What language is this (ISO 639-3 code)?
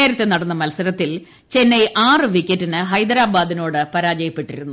mal